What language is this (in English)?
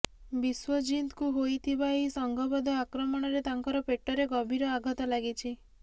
Odia